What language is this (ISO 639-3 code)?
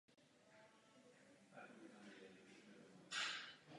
ces